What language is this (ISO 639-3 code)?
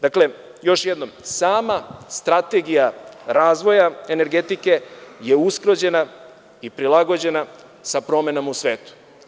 srp